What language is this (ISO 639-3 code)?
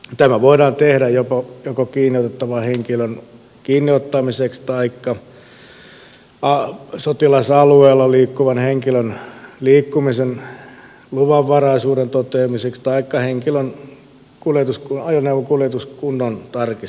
fin